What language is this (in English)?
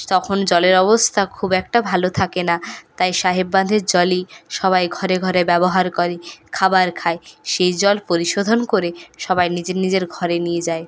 Bangla